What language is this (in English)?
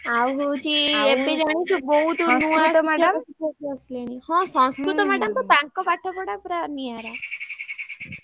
Odia